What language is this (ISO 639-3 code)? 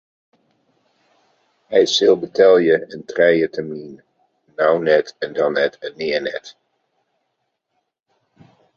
fry